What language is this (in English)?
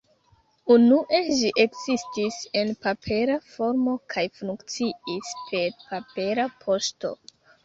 Esperanto